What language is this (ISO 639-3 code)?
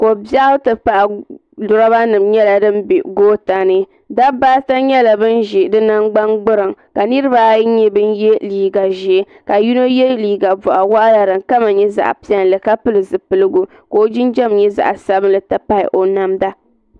dag